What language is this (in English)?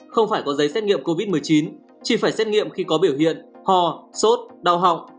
Vietnamese